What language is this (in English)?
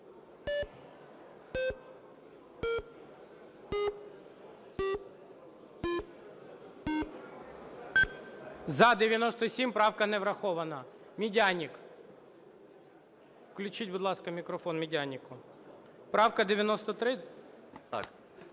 Ukrainian